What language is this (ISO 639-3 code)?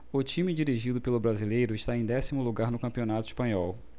por